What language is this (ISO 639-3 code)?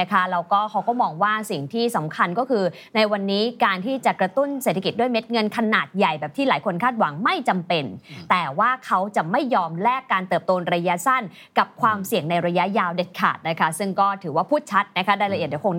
tha